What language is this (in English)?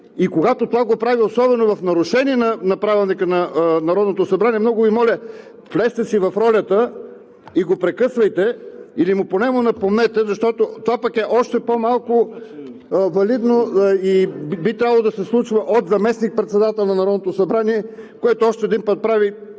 Bulgarian